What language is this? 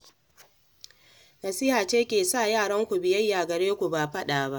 Hausa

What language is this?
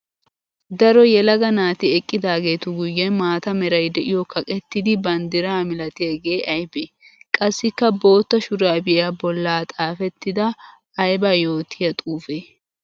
Wolaytta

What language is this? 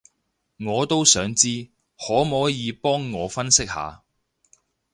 Cantonese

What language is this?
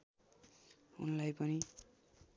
Nepali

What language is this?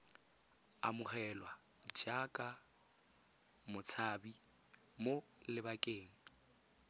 Tswana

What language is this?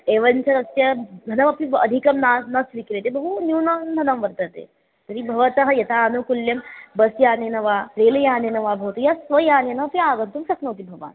Sanskrit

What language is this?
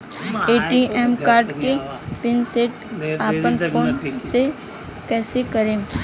Bhojpuri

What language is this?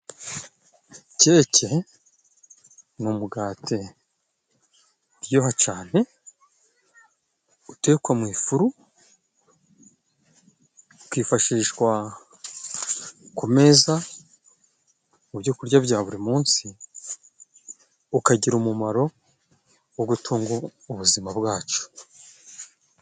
Kinyarwanda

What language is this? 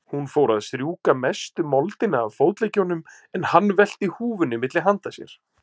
Icelandic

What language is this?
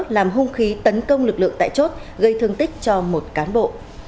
Vietnamese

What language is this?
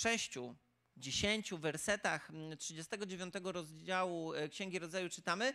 Polish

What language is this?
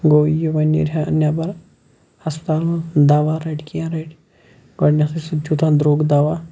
Kashmiri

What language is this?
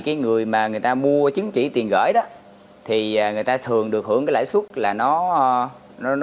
Vietnamese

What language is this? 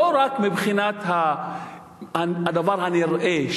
Hebrew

